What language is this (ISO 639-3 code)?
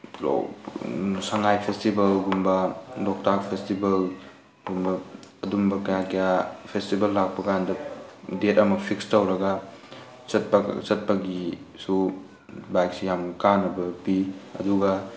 mni